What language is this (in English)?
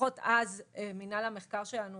Hebrew